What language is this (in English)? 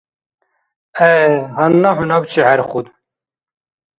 Dargwa